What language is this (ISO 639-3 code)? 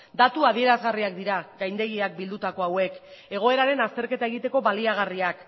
eus